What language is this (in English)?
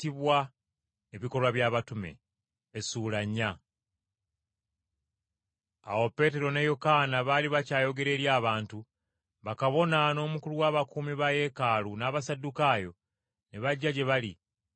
Ganda